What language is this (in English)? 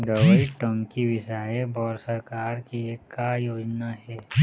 Chhattisgarhi